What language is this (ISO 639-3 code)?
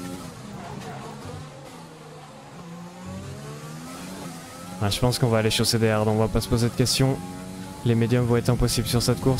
fra